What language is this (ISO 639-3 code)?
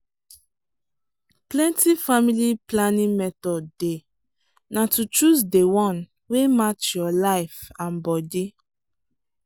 pcm